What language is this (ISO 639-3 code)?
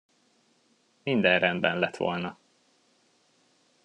hun